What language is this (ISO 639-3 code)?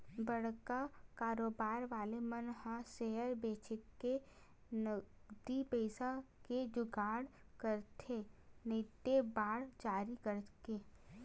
hne